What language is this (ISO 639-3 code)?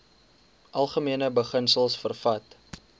afr